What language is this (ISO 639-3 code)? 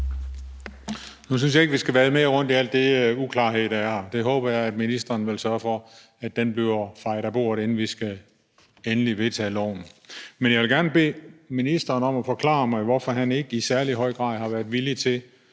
dan